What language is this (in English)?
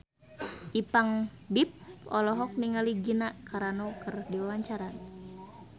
Sundanese